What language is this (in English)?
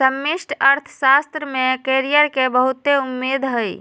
Magahi